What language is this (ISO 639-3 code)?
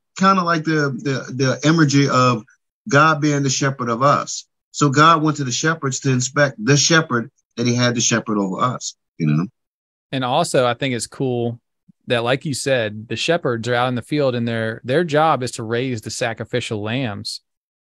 eng